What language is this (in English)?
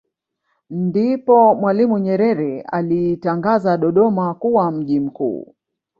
Swahili